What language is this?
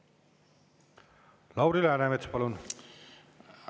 Estonian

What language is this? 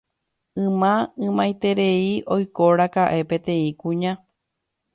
Guarani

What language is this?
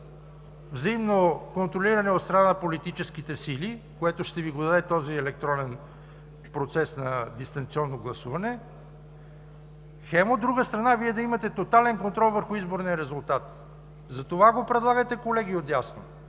Bulgarian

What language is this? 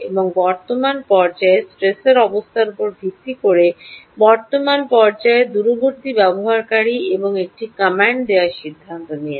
Bangla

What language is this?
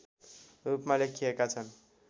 Nepali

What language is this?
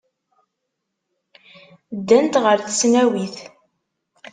Kabyle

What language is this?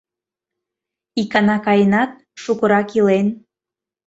Mari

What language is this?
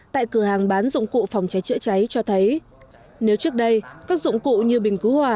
Vietnamese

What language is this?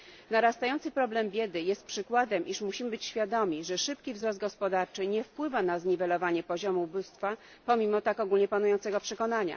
Polish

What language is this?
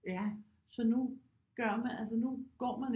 Danish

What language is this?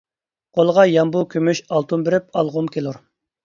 Uyghur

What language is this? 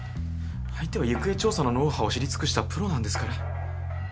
Japanese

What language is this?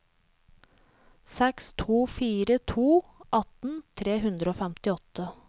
Norwegian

